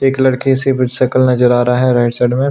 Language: Hindi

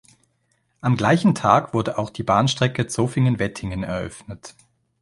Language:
German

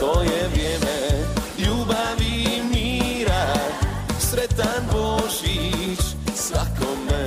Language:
Croatian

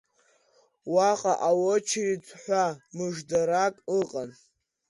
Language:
Abkhazian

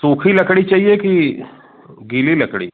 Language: Hindi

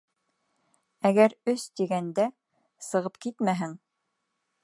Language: Bashkir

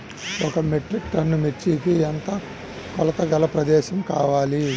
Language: Telugu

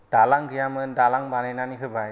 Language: Bodo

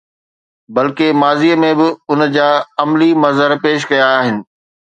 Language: Sindhi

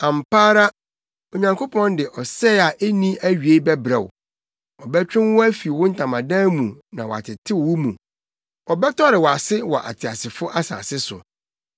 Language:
Akan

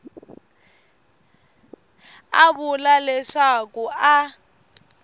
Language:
Tsonga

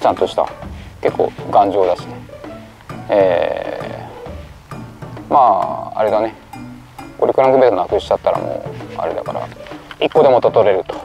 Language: Japanese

